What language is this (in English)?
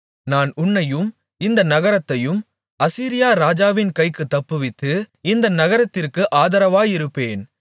Tamil